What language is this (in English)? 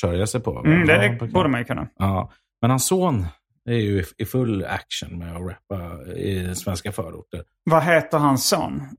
Swedish